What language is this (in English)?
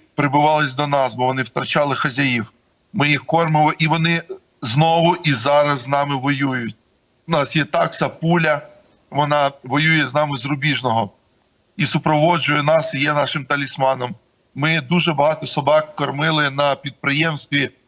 Ukrainian